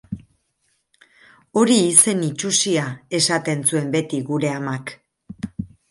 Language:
Basque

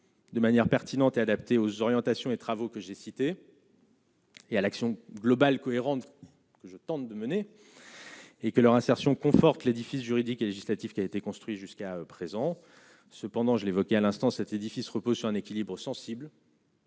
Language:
French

